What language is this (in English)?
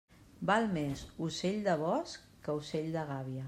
Catalan